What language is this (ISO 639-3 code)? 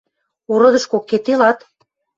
mrj